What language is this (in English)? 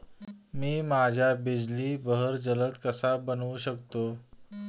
Marathi